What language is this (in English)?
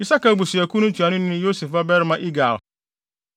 Akan